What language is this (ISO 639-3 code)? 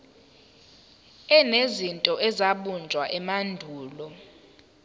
zul